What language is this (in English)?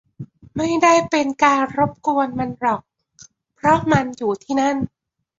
Thai